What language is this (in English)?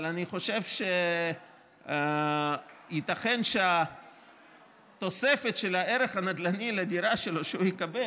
Hebrew